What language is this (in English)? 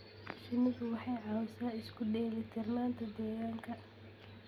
Somali